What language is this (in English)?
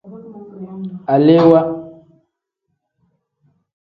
Tem